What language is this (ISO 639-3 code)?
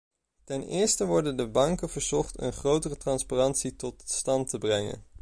nld